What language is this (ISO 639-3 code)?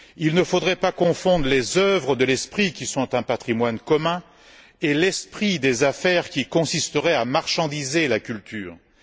fra